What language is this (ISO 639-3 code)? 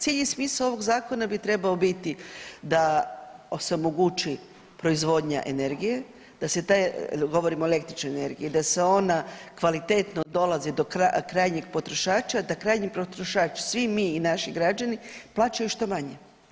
hrv